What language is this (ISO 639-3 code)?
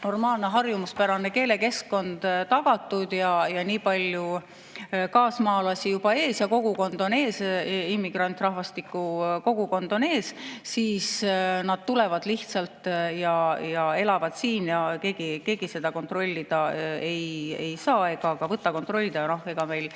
est